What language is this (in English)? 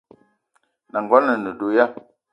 Eton (Cameroon)